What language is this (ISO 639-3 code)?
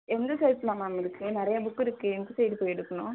tam